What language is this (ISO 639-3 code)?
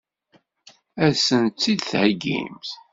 kab